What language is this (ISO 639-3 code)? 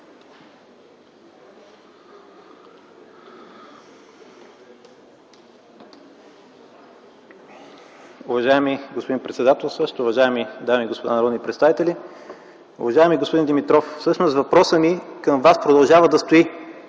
bul